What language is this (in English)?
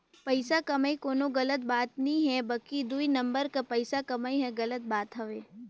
Chhattisgarhi